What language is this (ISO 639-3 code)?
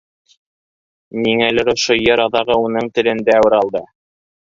bak